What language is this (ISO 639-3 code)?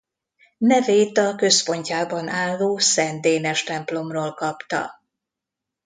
hun